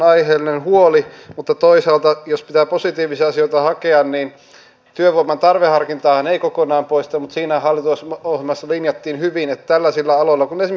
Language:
Finnish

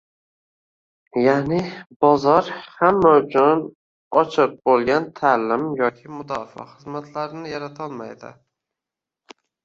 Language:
Uzbek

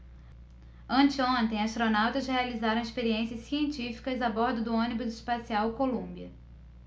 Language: Portuguese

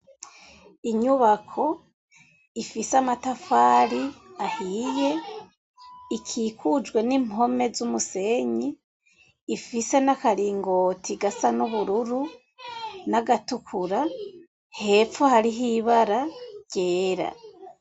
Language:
Rundi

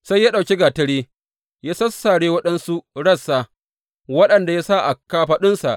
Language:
Hausa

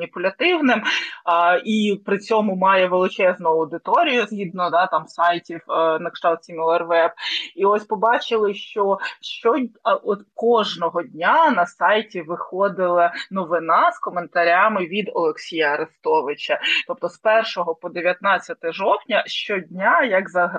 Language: Ukrainian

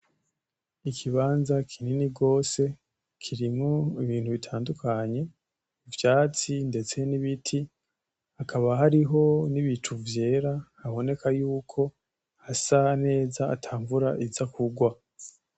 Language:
Rundi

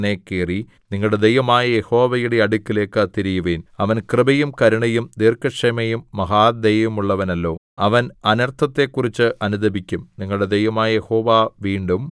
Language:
Malayalam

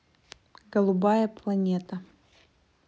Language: Russian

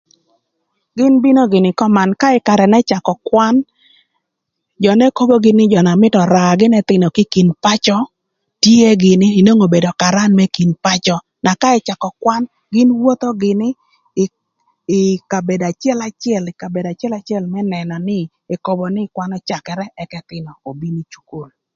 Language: Thur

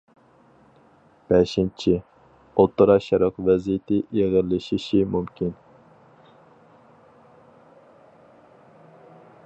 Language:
Uyghur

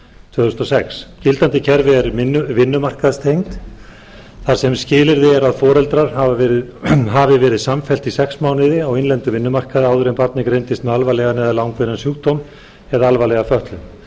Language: Icelandic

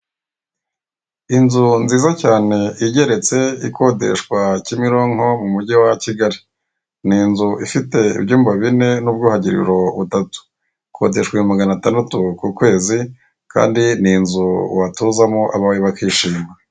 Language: Kinyarwanda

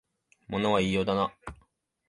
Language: Japanese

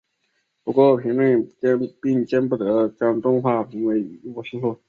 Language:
Chinese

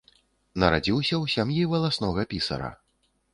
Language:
Belarusian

